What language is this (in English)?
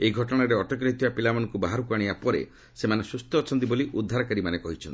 Odia